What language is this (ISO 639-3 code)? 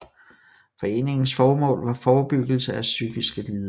dan